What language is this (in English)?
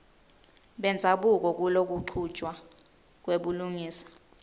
Swati